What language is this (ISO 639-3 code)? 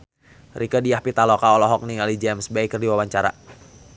sun